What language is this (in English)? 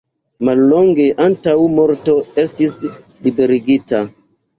Esperanto